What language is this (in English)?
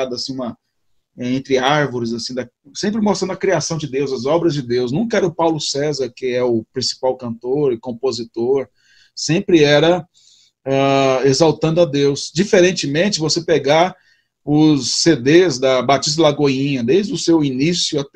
Portuguese